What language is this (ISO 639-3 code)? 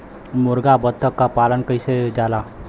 bho